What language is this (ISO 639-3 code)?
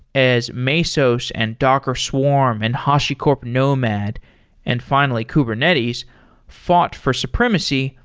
eng